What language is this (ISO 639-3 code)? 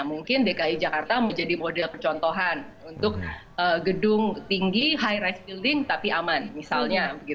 ind